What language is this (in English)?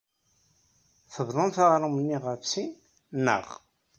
Kabyle